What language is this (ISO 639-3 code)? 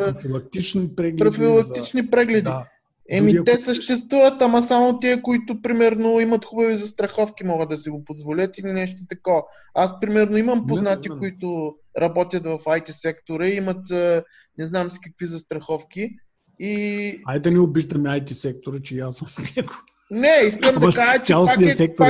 bul